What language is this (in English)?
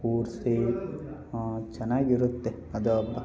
Kannada